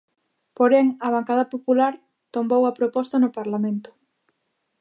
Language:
Galician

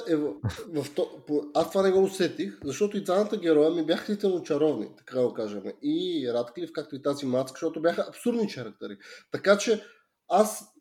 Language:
Bulgarian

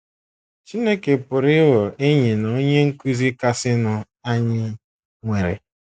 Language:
Igbo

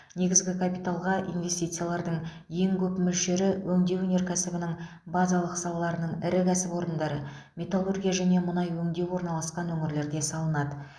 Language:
Kazakh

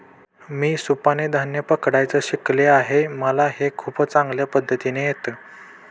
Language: Marathi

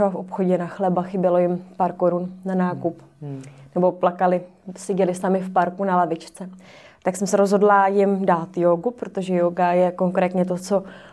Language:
Czech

